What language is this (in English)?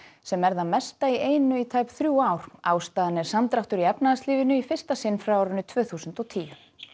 Icelandic